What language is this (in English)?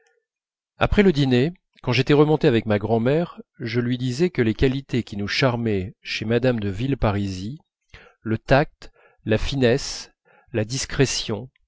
French